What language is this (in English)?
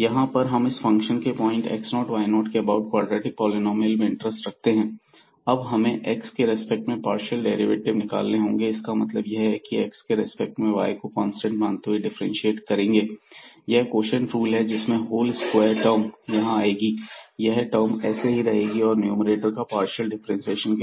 Hindi